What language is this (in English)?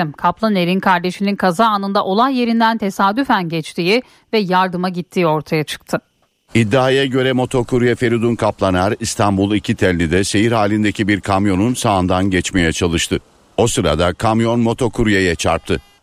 Turkish